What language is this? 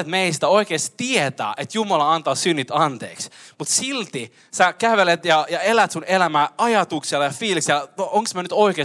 Finnish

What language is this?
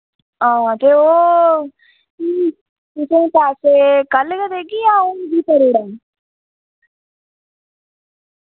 Dogri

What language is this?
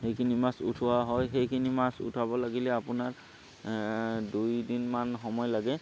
Assamese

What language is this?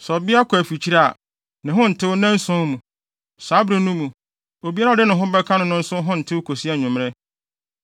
Akan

